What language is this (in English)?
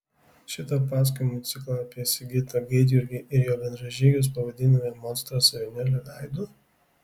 Lithuanian